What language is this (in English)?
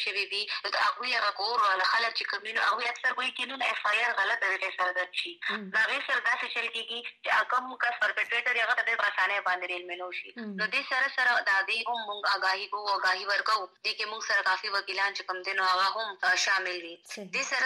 Urdu